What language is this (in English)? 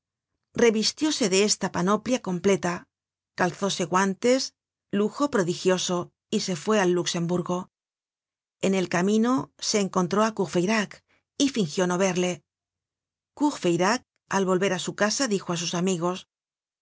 Spanish